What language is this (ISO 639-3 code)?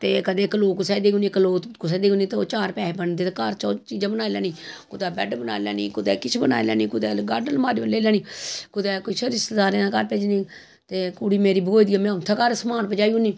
doi